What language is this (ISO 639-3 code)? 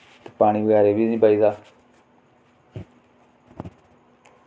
doi